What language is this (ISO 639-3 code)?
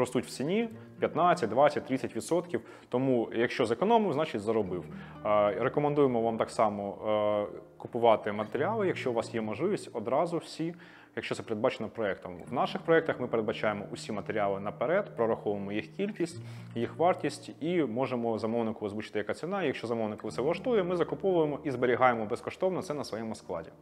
ukr